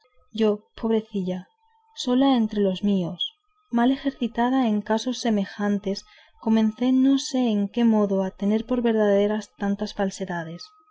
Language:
Spanish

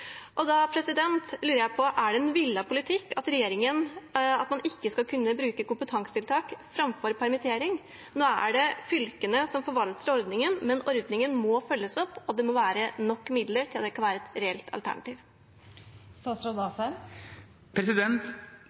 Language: Norwegian Bokmål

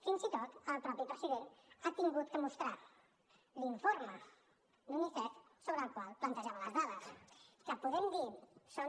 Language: Catalan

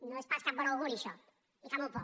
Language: Catalan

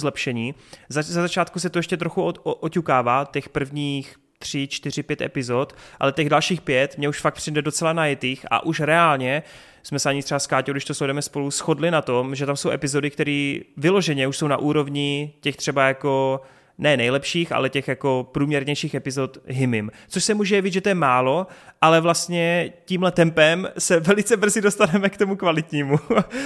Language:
Czech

